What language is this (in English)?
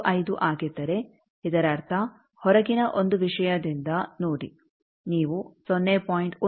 Kannada